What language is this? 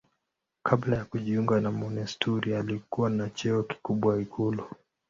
Swahili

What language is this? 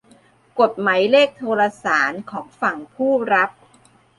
Thai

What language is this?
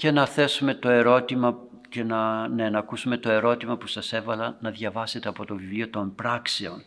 Greek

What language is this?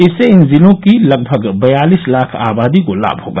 Hindi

